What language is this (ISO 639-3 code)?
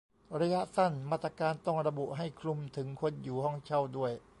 tha